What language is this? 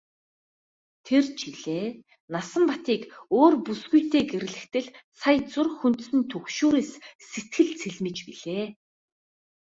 Mongolian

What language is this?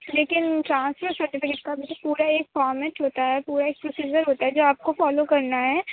Urdu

